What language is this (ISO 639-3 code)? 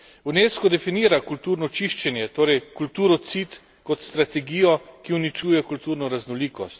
slv